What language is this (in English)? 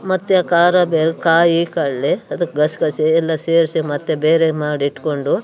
Kannada